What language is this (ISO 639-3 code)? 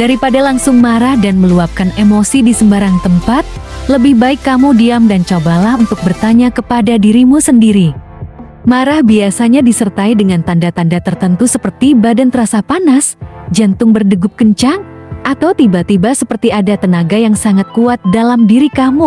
ind